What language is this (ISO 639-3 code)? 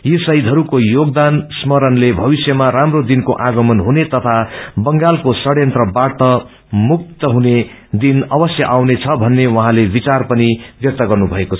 nep